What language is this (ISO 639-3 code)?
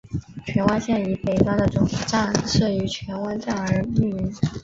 zho